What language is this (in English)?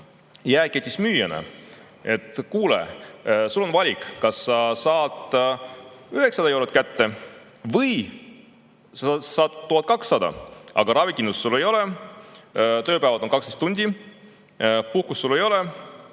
Estonian